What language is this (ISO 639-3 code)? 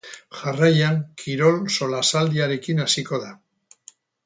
eus